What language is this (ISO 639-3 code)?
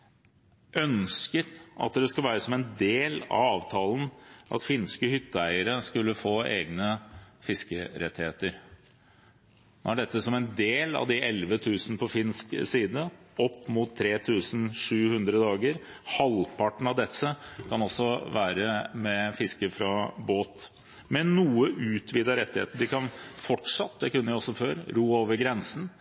nob